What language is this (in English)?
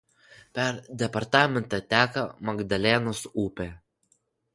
Lithuanian